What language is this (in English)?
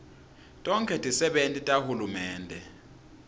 Swati